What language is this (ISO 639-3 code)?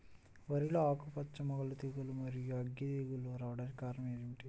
tel